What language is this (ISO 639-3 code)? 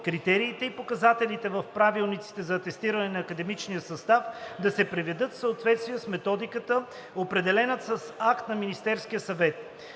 bul